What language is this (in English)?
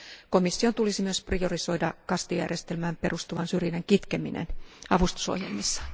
Finnish